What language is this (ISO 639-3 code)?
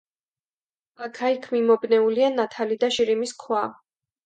kat